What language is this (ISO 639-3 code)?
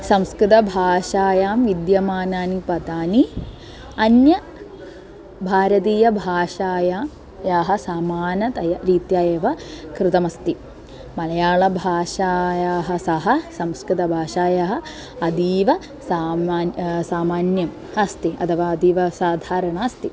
san